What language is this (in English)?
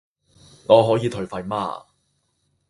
Chinese